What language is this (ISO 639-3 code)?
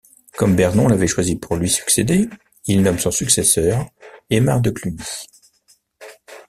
fra